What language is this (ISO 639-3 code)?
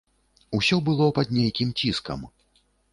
bel